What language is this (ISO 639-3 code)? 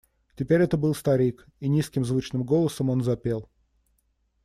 rus